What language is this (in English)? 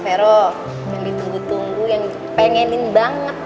Indonesian